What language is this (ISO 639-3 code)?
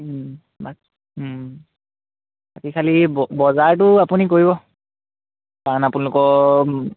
asm